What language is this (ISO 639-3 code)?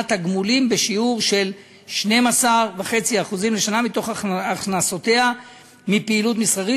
heb